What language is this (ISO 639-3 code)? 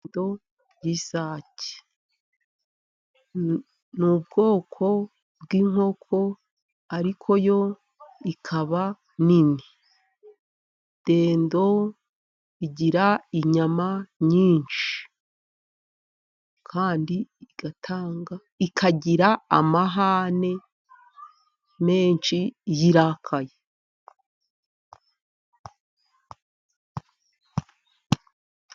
kin